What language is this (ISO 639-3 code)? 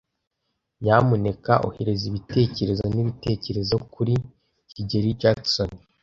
kin